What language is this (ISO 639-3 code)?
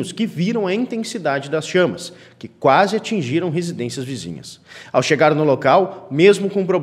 por